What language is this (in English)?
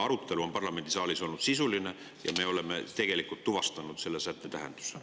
Estonian